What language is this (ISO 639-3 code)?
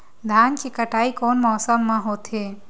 hne